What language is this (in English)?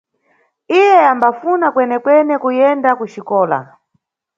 Nyungwe